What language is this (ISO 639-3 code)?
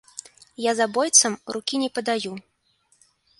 bel